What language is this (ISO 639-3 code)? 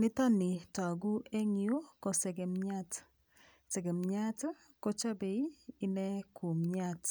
kln